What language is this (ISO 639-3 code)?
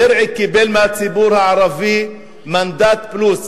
heb